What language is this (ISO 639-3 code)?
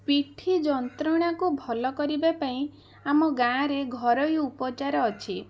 ori